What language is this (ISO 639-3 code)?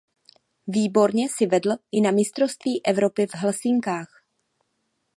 ces